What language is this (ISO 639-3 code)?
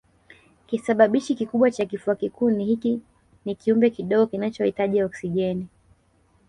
swa